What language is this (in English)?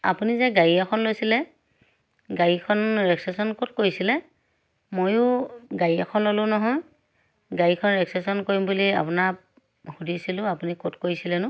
Assamese